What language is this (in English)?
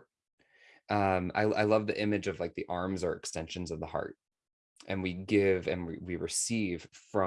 English